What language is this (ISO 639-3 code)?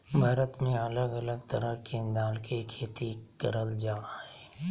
mag